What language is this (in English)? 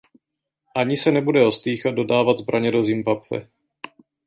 Czech